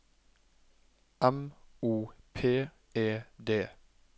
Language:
Norwegian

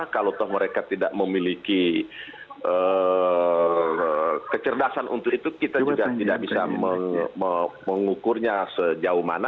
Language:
Indonesian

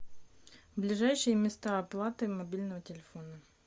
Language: Russian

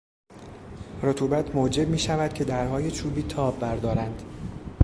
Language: Persian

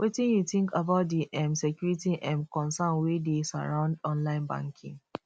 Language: Nigerian Pidgin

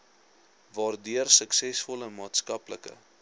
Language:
Afrikaans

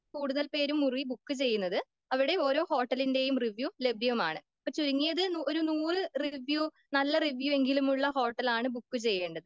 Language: Malayalam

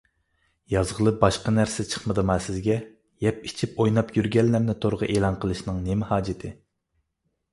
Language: Uyghur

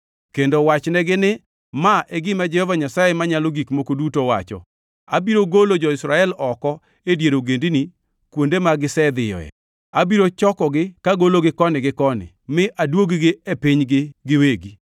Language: Luo (Kenya and Tanzania)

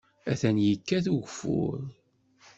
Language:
Kabyle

